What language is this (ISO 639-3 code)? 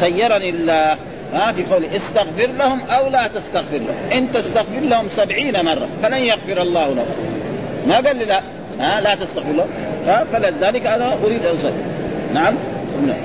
ara